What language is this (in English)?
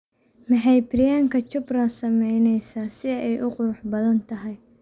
Somali